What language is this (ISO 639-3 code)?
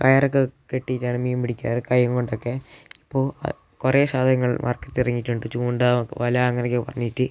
mal